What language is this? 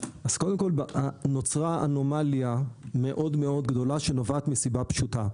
Hebrew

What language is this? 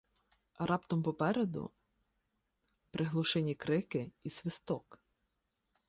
Ukrainian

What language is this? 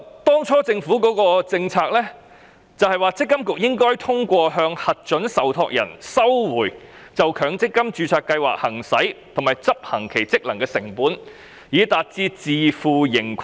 Cantonese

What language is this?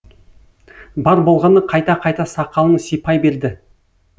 Kazakh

